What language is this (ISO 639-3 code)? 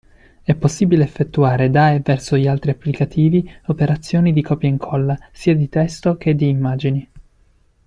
ita